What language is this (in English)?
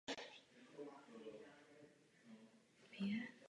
Czech